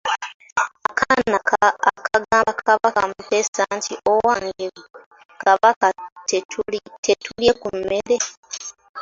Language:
Ganda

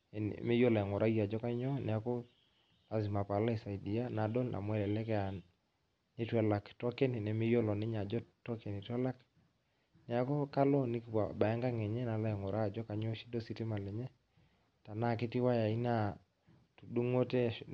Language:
Masai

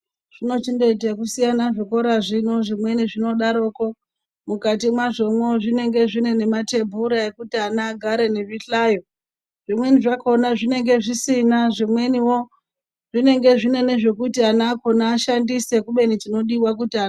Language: Ndau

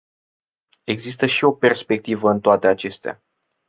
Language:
Romanian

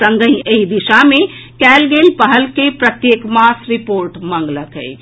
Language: Maithili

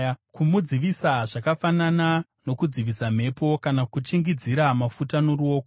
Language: Shona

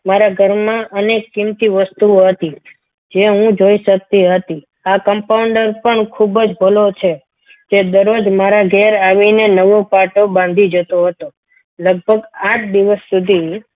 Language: Gujarati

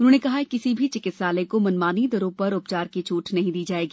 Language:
Hindi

